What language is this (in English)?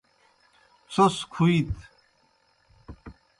Kohistani Shina